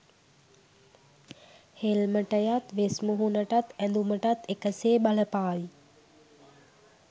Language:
Sinhala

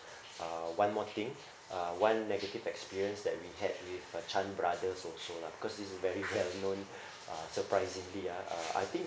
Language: English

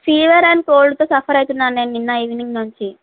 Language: Telugu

